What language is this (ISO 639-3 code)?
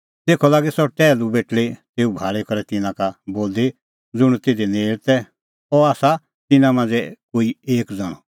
kfx